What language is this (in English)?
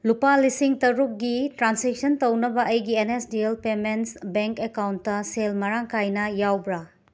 Manipuri